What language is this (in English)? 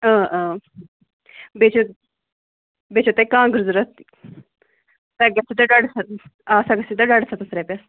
Kashmiri